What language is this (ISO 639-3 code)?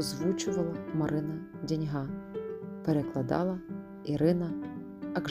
ukr